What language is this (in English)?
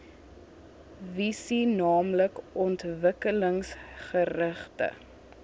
Afrikaans